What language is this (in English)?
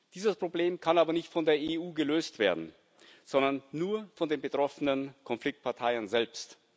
German